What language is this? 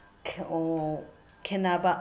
Manipuri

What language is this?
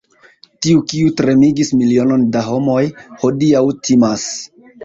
Esperanto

